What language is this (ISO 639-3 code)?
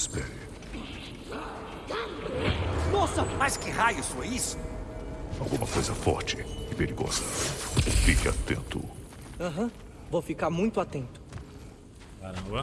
por